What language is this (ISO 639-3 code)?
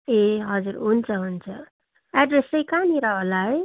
nep